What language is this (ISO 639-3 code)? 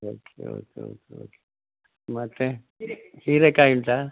kan